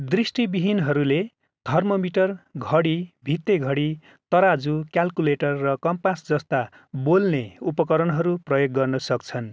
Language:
Nepali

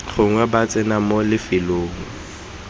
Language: Tswana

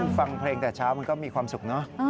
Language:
Thai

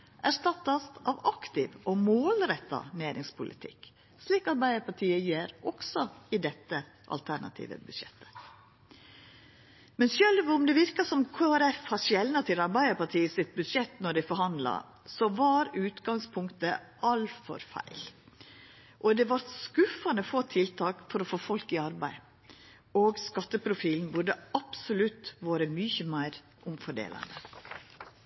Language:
Norwegian Nynorsk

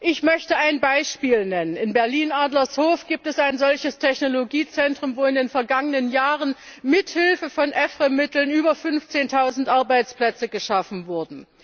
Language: German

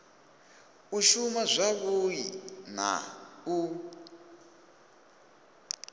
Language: Venda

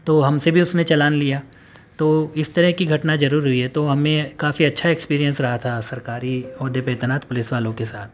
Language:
Urdu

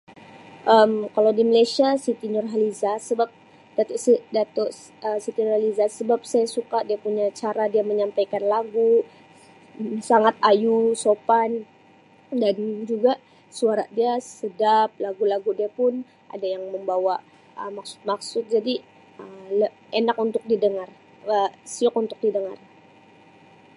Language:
Sabah Malay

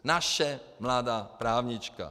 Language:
Czech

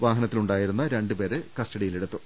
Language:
Malayalam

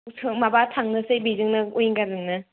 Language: Bodo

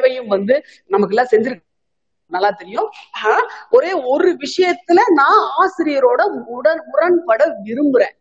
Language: Tamil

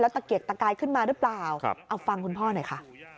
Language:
Thai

